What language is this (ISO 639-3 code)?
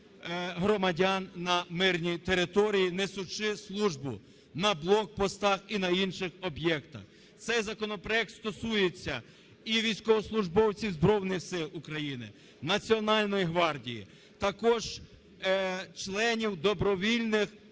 ukr